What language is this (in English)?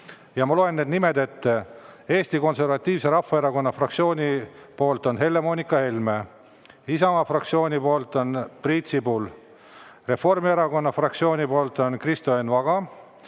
Estonian